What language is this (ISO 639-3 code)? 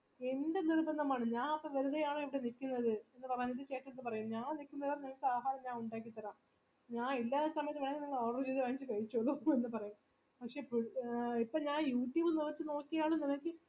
mal